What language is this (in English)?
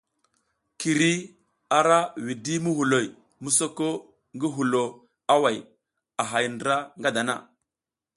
South Giziga